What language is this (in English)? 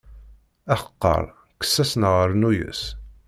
Kabyle